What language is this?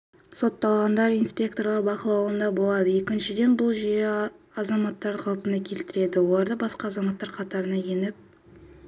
Kazakh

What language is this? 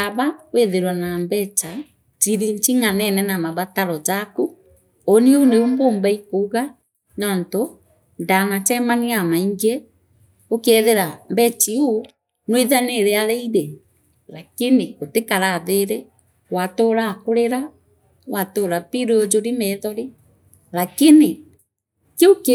Meru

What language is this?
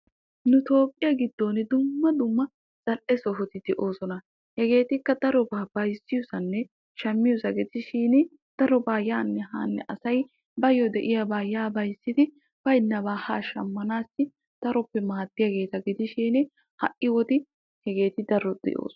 Wolaytta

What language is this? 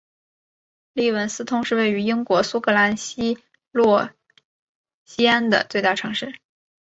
Chinese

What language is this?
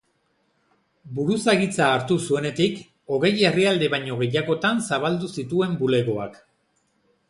Basque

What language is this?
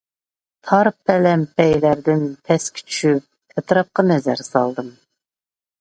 Uyghur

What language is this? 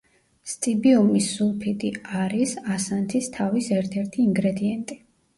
Georgian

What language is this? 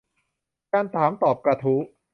Thai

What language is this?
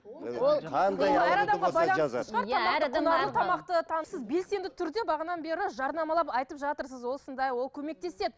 Kazakh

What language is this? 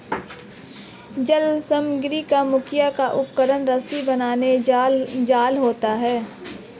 Hindi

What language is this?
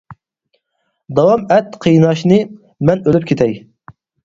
Uyghur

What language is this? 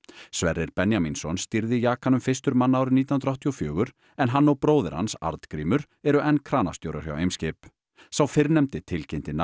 Icelandic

